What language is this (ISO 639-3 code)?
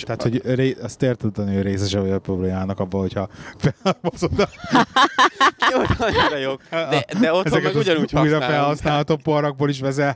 hun